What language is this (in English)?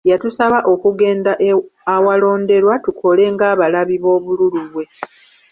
Ganda